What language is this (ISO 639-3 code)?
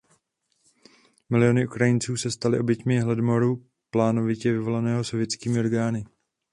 ces